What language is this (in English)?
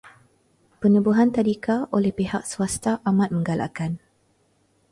Malay